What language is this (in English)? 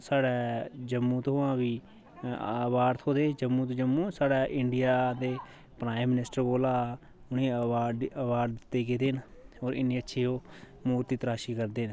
Dogri